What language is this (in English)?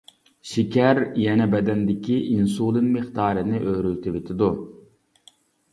Uyghur